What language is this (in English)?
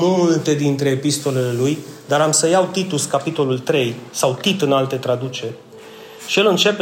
Romanian